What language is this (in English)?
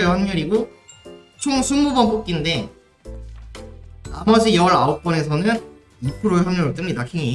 Korean